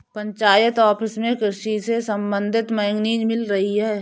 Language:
Hindi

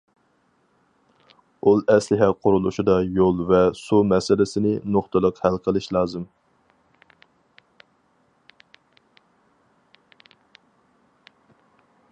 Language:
Uyghur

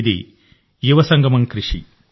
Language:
Telugu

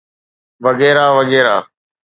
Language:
Sindhi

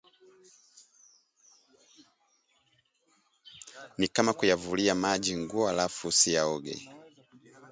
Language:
Swahili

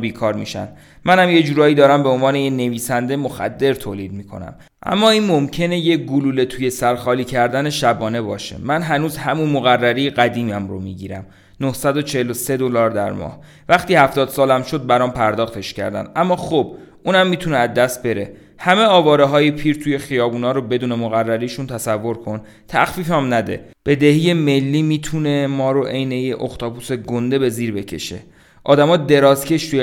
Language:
Persian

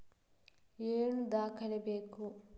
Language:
Kannada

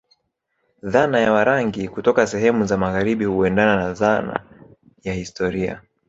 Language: Swahili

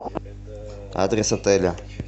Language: Russian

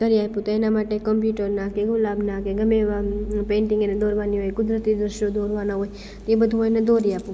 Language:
Gujarati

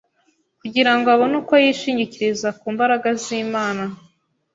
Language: Kinyarwanda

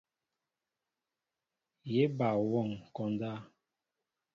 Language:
Mbo (Cameroon)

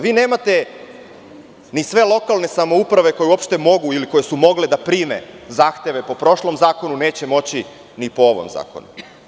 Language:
Serbian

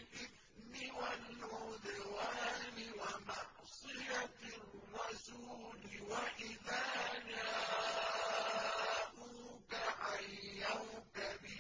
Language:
Arabic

